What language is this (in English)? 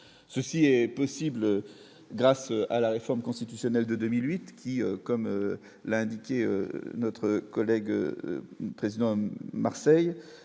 French